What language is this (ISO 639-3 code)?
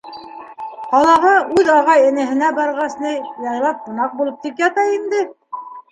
bak